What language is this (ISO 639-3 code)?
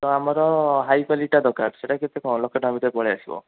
ori